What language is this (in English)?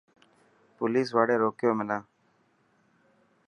Dhatki